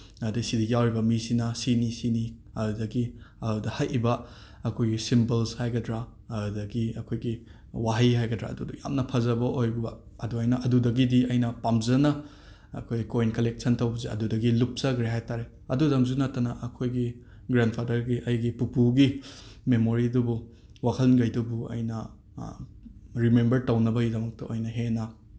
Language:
Manipuri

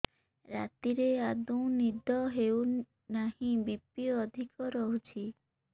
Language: Odia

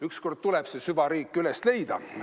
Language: Estonian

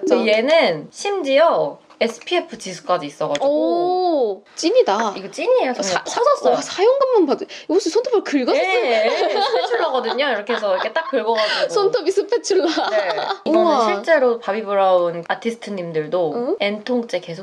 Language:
Korean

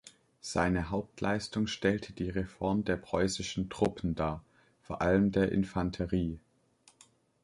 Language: German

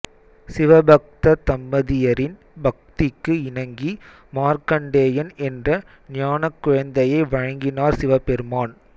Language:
Tamil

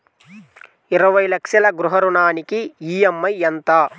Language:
Telugu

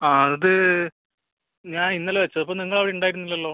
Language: Malayalam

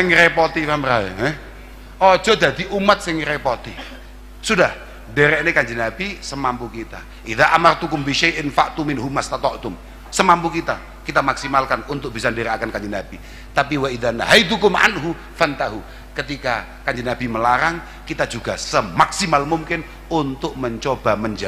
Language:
Indonesian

